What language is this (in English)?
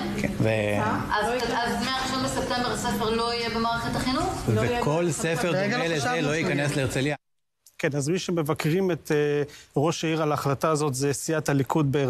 Hebrew